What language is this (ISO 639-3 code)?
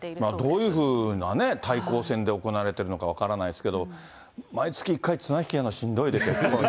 jpn